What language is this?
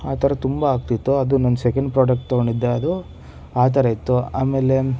Kannada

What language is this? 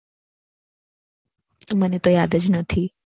Gujarati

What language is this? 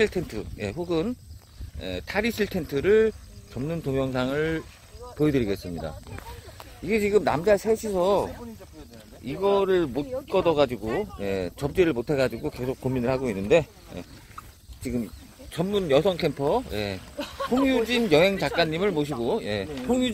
Korean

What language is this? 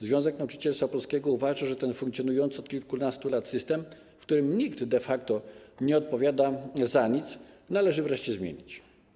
Polish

